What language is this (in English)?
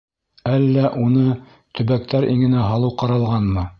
Bashkir